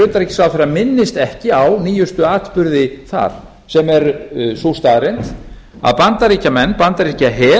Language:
Icelandic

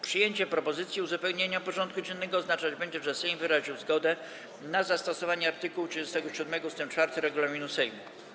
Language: Polish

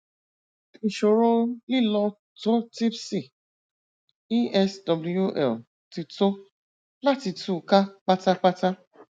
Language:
Yoruba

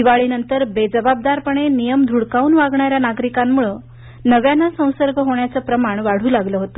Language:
Marathi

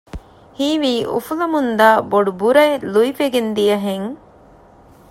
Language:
Divehi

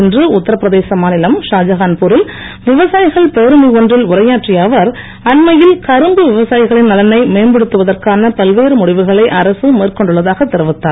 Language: Tamil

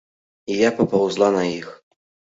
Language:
Belarusian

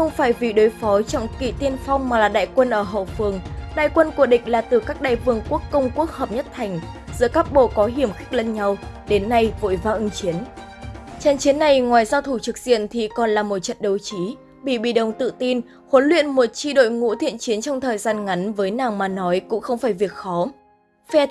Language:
Vietnamese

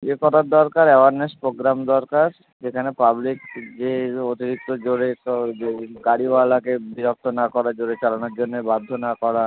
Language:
Bangla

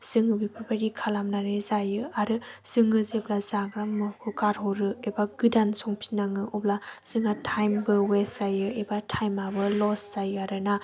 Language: Bodo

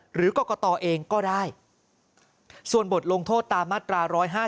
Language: Thai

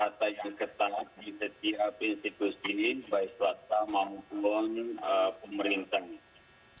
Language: Indonesian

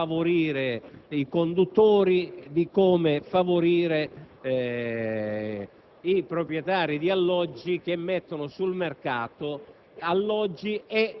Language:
Italian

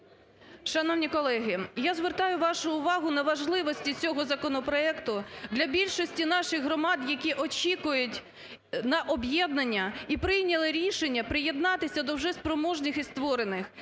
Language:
Ukrainian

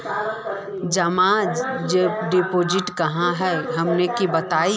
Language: Magahi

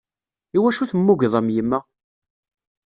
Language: Kabyle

